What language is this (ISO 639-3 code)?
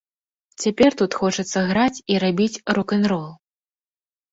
bel